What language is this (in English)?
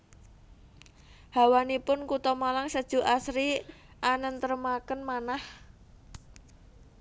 Javanese